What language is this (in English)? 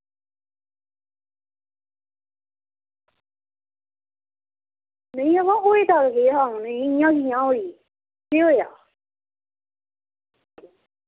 Dogri